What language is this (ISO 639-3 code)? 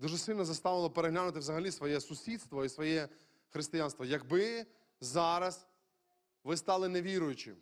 ukr